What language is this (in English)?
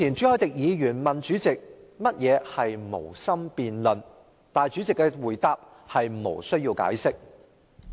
Cantonese